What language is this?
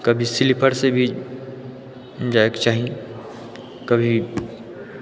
Maithili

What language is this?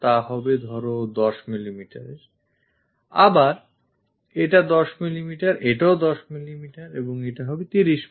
Bangla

